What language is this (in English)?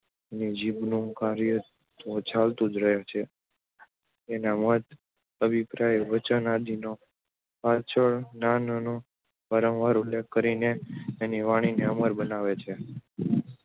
Gujarati